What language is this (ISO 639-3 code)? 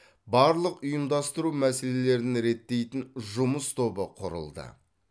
kaz